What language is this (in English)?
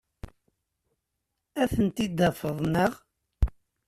Kabyle